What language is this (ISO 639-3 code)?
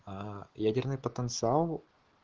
rus